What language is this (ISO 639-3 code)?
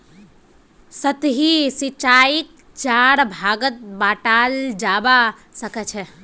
mag